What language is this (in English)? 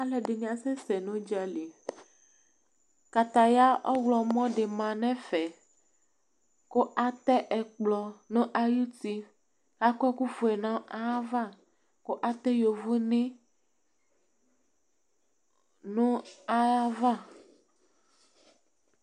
Ikposo